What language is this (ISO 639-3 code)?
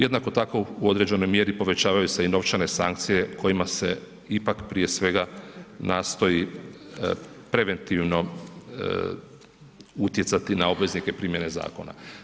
hrv